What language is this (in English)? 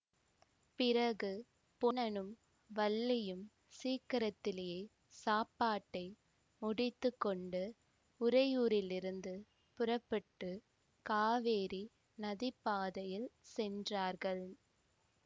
Tamil